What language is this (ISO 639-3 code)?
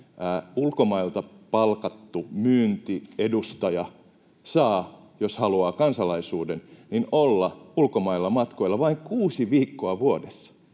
fin